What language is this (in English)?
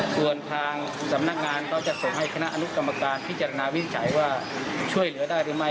Thai